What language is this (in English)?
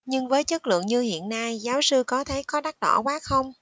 Vietnamese